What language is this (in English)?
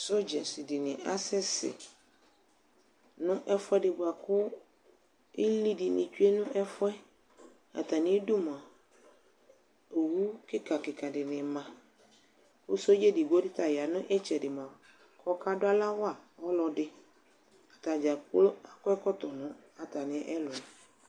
Ikposo